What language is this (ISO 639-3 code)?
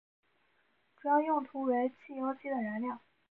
zho